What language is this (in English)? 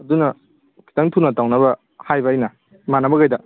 Manipuri